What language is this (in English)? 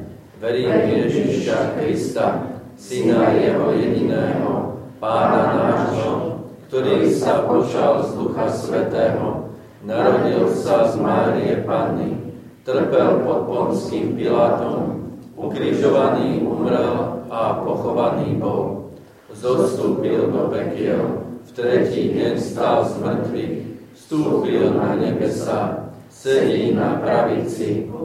Slovak